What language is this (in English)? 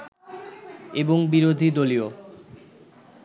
Bangla